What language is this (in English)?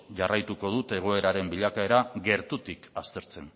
Basque